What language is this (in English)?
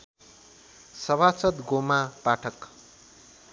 Nepali